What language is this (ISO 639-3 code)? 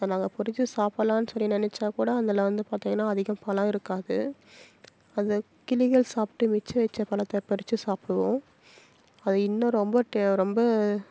tam